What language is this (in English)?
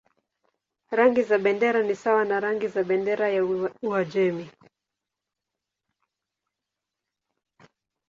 Swahili